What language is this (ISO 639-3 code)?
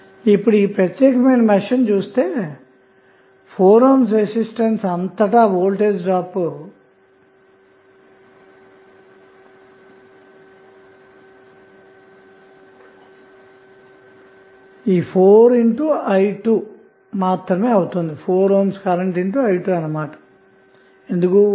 tel